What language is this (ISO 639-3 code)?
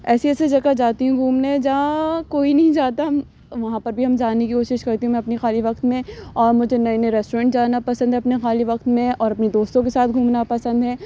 urd